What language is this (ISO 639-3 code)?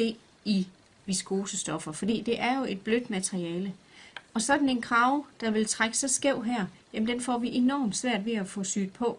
dan